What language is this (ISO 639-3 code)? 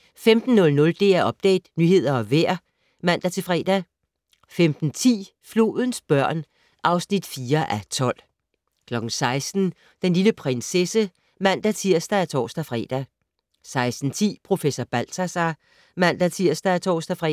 dan